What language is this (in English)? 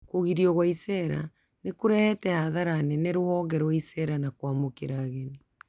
Kikuyu